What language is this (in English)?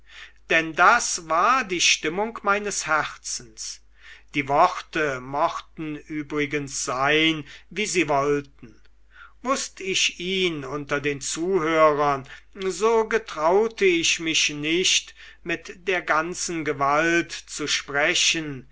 German